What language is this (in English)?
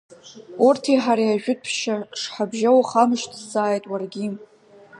Abkhazian